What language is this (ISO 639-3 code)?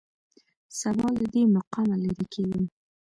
pus